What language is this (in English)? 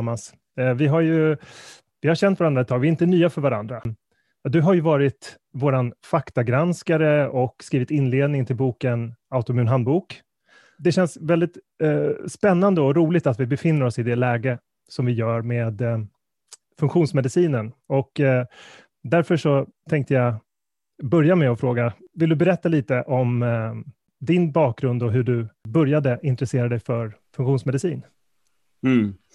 Swedish